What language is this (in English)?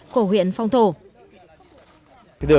Vietnamese